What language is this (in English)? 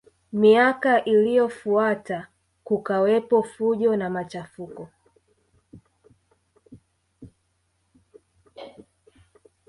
Swahili